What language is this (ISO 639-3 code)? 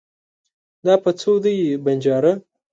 pus